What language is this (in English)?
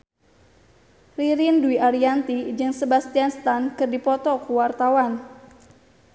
Sundanese